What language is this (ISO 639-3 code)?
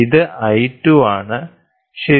mal